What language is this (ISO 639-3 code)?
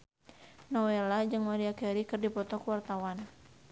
sun